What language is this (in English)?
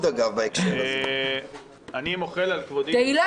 Hebrew